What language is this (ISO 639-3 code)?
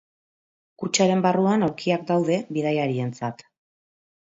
eus